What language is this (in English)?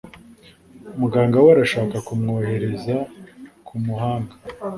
Kinyarwanda